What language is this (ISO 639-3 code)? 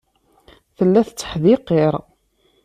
kab